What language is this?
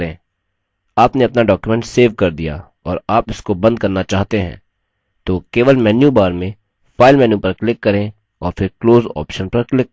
Hindi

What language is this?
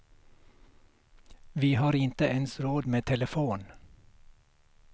Swedish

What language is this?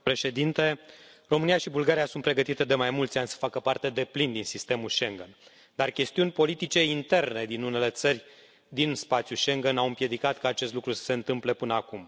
Romanian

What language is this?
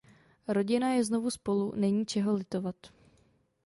Czech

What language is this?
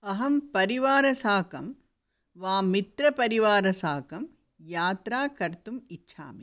Sanskrit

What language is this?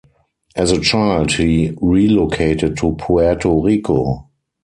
English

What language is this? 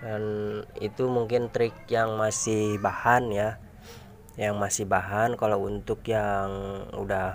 Indonesian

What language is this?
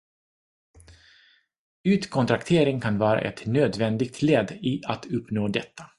Swedish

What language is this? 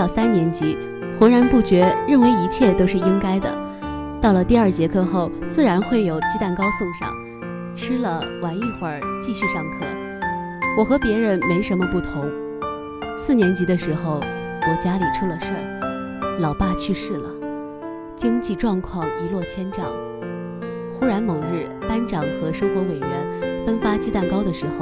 Chinese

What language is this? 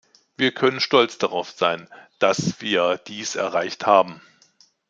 German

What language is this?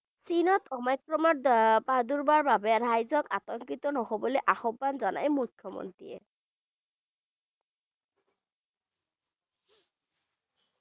Bangla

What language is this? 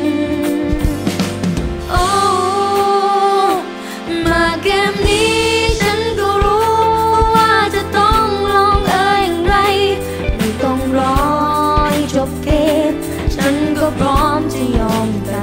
Vietnamese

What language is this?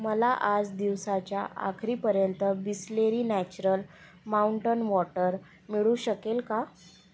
Marathi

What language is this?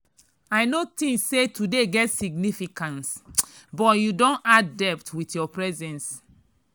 Nigerian Pidgin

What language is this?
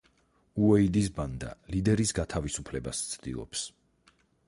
Georgian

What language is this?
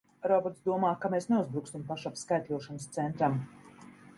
Latvian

